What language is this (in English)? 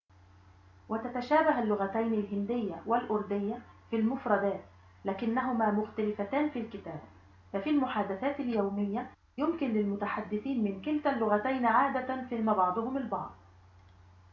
Arabic